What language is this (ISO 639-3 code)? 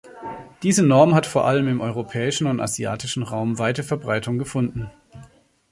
deu